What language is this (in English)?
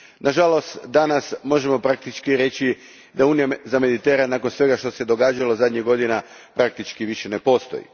Croatian